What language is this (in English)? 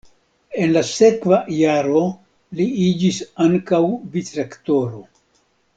Esperanto